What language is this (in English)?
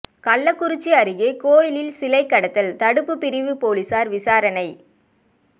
Tamil